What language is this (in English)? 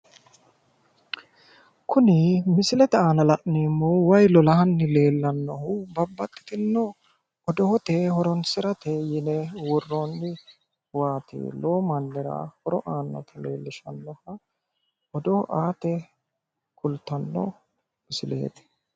Sidamo